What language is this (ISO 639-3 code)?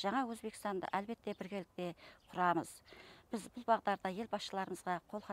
tur